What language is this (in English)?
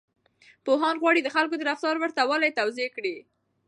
Pashto